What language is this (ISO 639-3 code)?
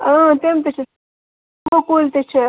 kas